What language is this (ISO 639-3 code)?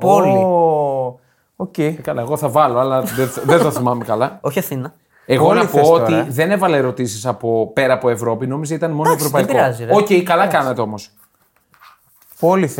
ell